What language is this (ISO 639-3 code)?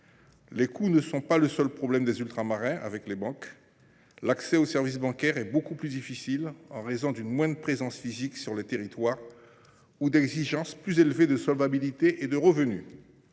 fra